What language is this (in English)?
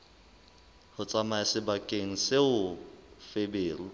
Southern Sotho